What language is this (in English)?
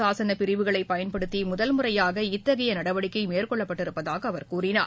Tamil